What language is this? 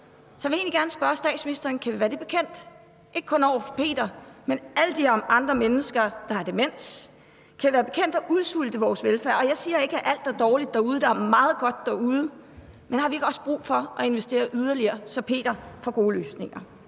Danish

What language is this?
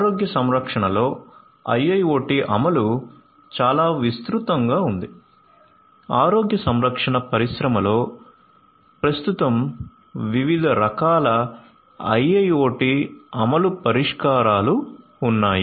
Telugu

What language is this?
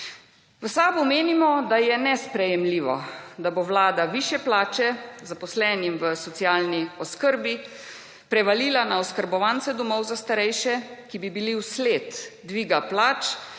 Slovenian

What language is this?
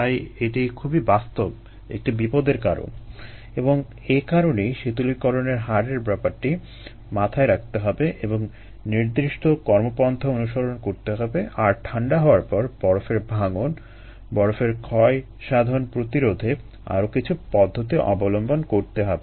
Bangla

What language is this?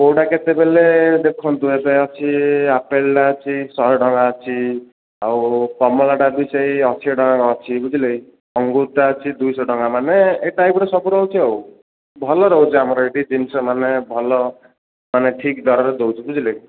Odia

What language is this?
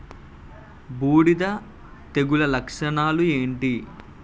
Telugu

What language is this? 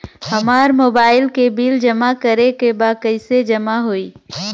Bhojpuri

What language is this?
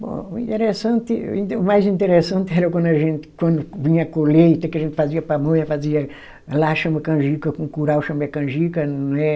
Portuguese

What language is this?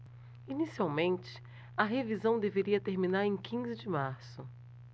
Portuguese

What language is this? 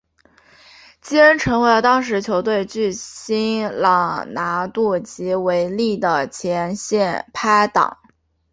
Chinese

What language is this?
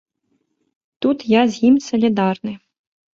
Belarusian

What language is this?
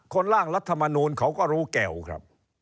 Thai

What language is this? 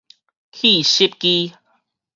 Min Nan Chinese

